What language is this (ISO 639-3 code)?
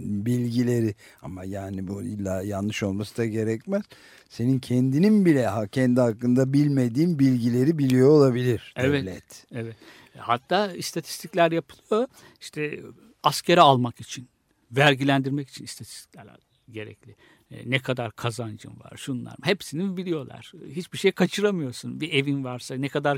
tur